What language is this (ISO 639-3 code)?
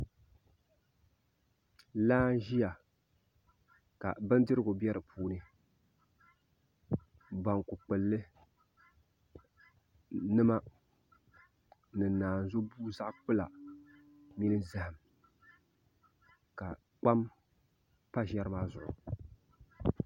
dag